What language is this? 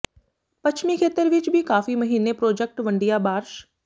Punjabi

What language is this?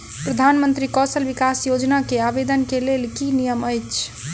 Maithili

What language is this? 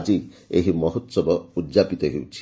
Odia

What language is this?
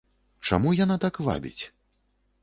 Belarusian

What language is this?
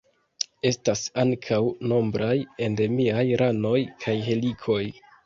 Esperanto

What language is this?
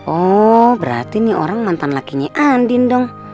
Indonesian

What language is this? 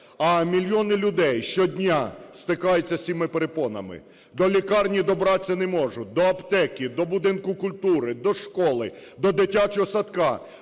Ukrainian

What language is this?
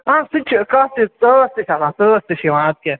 Kashmiri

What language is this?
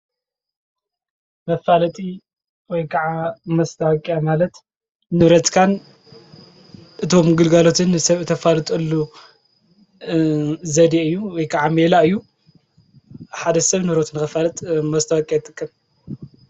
Tigrinya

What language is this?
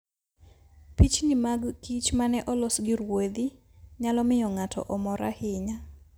Luo (Kenya and Tanzania)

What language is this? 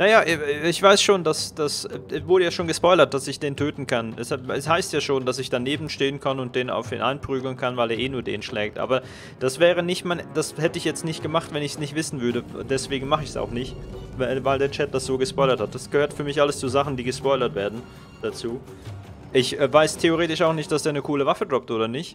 German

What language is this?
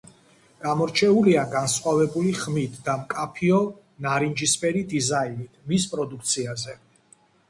Georgian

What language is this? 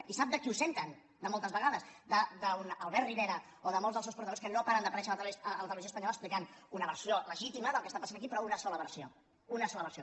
Catalan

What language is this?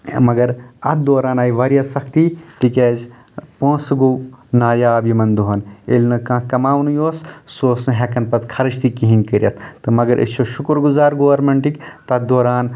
Kashmiri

